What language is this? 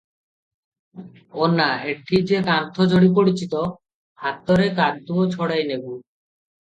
Odia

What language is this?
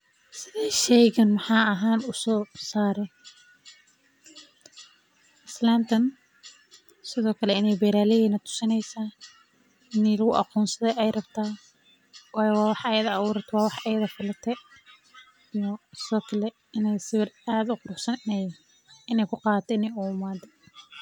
Somali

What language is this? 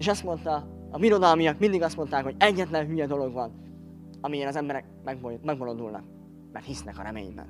Hungarian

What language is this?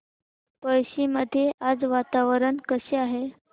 Marathi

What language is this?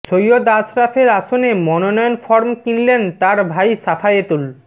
Bangla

